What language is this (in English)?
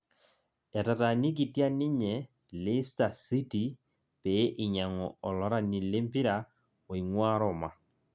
Masai